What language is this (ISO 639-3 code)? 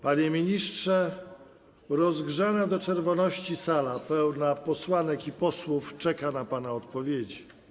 pol